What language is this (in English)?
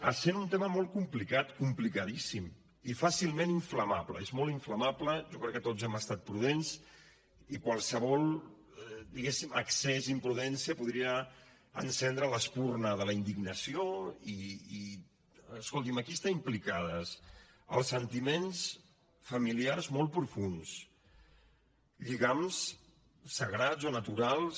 Catalan